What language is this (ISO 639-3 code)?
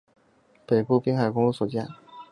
zho